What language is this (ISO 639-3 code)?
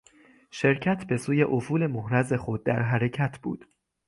fas